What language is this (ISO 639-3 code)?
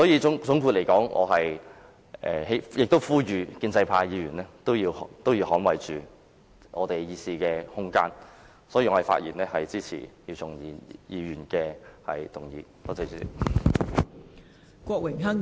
yue